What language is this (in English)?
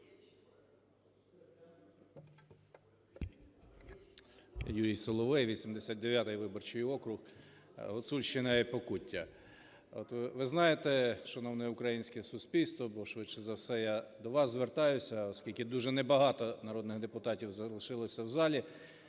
Ukrainian